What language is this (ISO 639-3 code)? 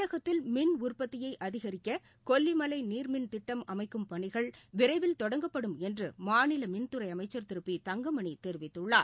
tam